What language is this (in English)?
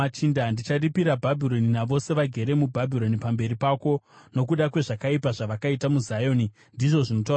Shona